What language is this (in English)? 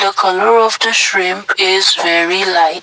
English